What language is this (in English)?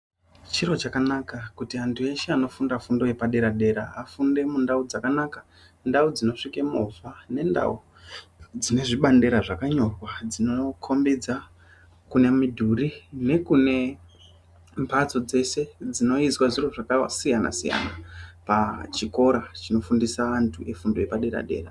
Ndau